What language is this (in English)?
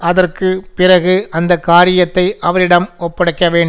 Tamil